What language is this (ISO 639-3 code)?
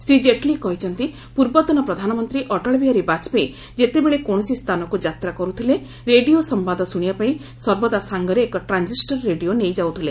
ori